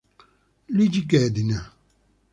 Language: Italian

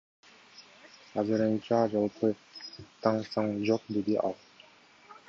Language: Kyrgyz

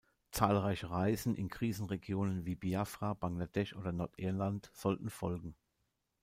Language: German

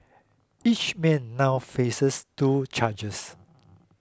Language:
English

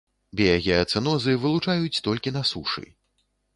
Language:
Belarusian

